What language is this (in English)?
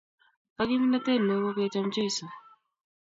Kalenjin